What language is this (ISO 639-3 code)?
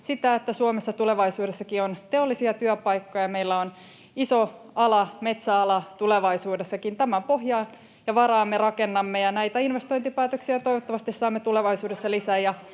fin